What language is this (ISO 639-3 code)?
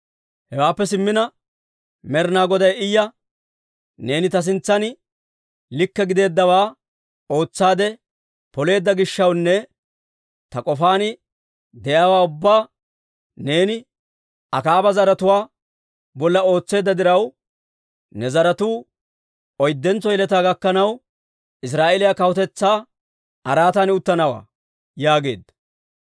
dwr